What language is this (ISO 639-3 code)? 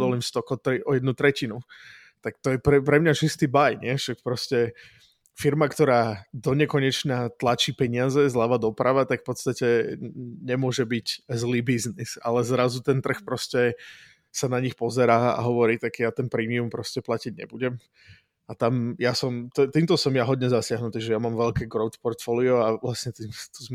ces